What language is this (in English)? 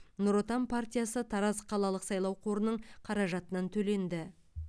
Kazakh